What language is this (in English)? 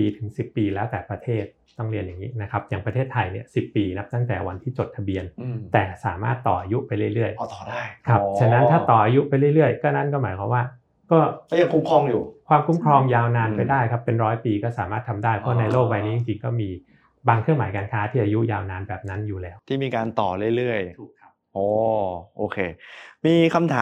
Thai